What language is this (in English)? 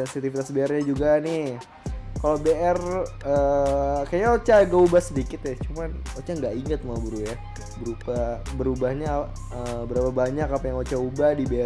Indonesian